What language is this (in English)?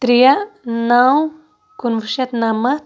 Kashmiri